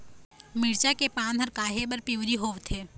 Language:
Chhattisgarhi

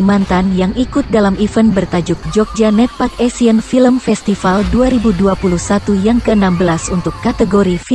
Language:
Indonesian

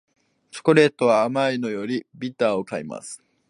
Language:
Japanese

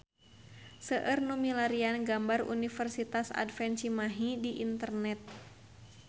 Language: Sundanese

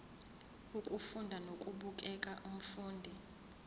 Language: Zulu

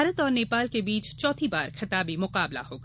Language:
Hindi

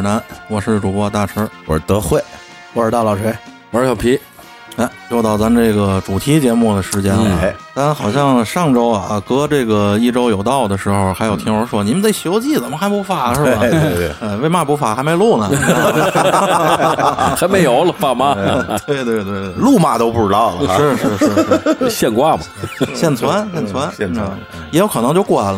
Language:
Chinese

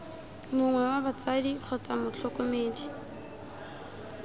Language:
Tswana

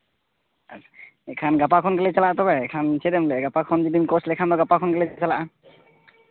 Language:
Santali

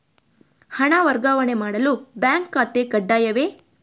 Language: Kannada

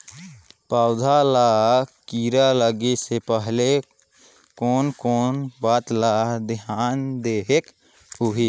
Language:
Chhattisgarhi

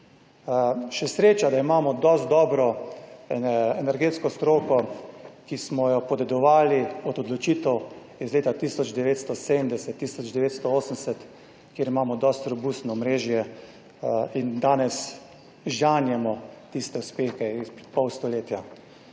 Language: Slovenian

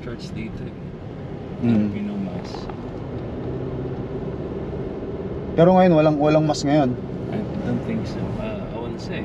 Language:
Filipino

